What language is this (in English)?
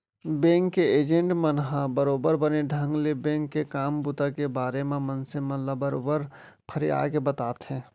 Chhattisgarhi